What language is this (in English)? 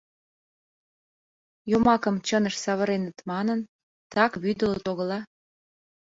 Mari